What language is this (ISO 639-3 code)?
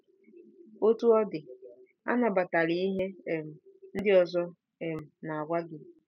ibo